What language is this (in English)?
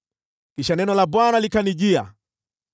Swahili